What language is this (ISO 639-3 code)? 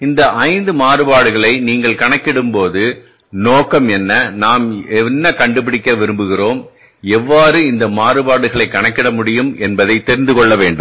tam